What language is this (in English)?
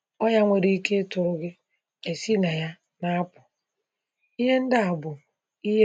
Igbo